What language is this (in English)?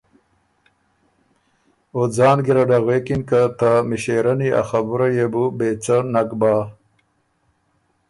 Ormuri